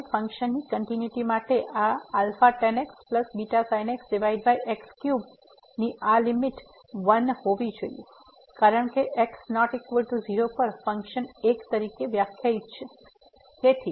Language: Gujarati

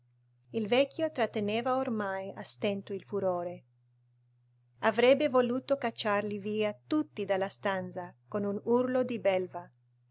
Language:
Italian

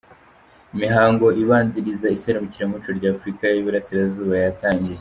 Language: Kinyarwanda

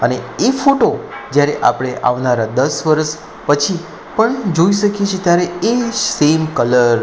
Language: Gujarati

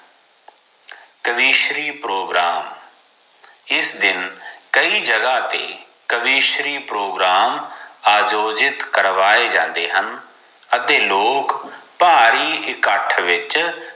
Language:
Punjabi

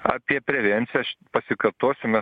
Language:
Lithuanian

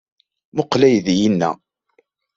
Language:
Kabyle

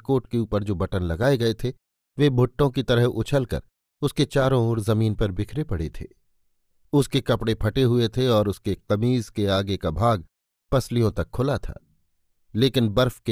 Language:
Hindi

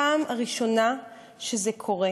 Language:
Hebrew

